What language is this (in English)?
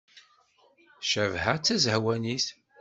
Kabyle